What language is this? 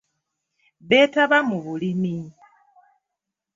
Ganda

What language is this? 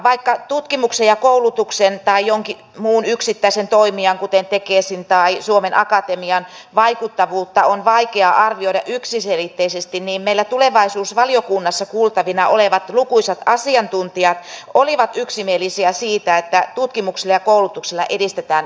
Finnish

